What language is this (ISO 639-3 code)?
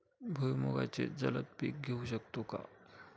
mar